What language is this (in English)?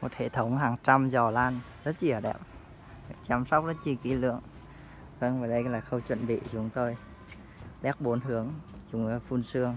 Vietnamese